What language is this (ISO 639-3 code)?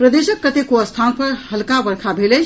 mai